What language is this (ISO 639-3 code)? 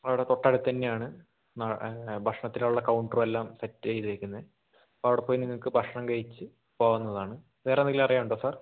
mal